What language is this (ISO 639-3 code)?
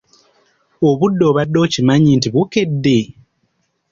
lug